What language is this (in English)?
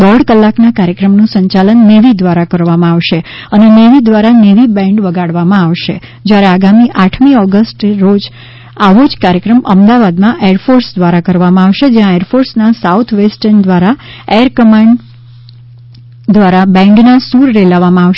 Gujarati